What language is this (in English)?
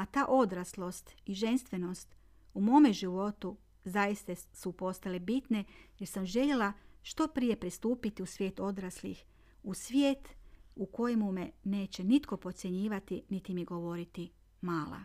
Croatian